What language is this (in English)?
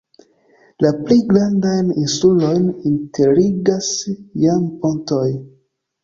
Esperanto